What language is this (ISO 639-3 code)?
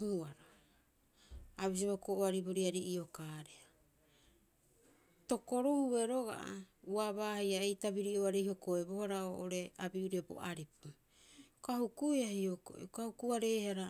kyx